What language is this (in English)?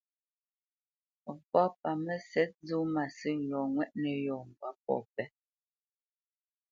Bamenyam